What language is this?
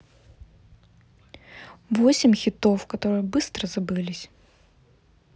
Russian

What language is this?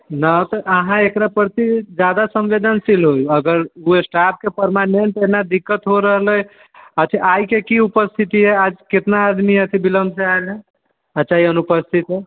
Maithili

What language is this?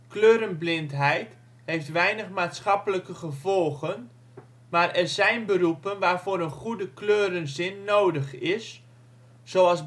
Dutch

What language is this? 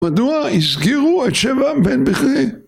Hebrew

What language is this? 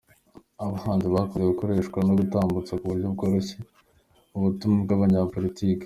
Kinyarwanda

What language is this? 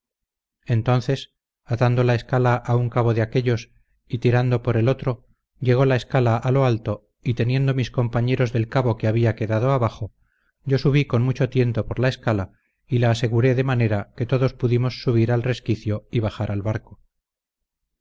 Spanish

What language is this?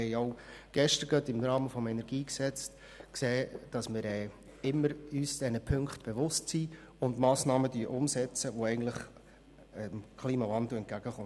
Swiss German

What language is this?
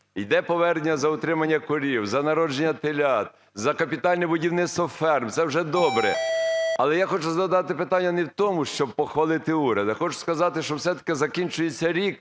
Ukrainian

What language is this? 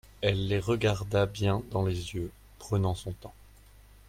French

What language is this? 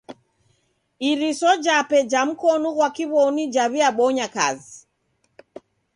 Taita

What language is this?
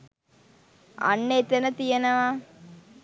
Sinhala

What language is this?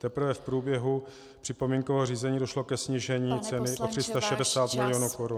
Czech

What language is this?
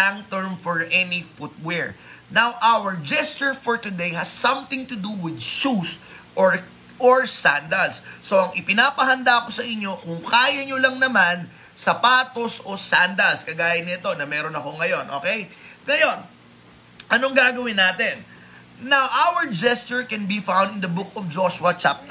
Filipino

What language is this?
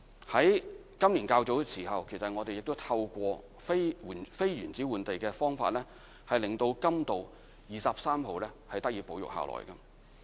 Cantonese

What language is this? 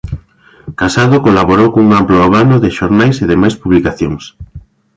Galician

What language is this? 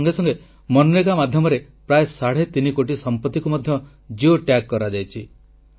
Odia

